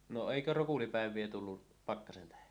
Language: Finnish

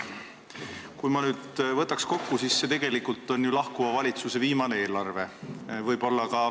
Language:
Estonian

